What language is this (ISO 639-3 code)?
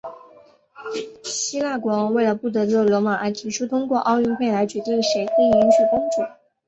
zho